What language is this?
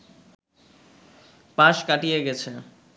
Bangla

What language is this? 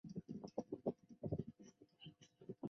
Chinese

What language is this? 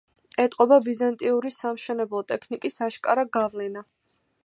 Georgian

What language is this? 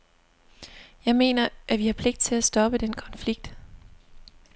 Danish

